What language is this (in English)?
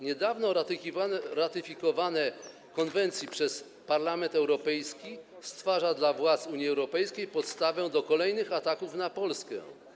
Polish